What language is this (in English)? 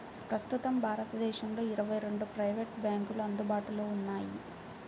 Telugu